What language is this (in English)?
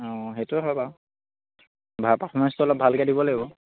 Assamese